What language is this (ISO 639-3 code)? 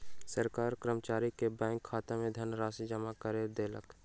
mai